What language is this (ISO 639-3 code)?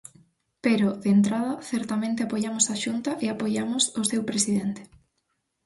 glg